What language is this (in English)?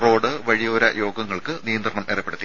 Malayalam